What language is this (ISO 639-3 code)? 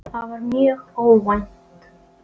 isl